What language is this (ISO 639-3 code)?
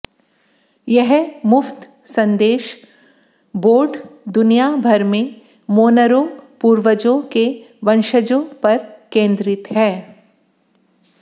hin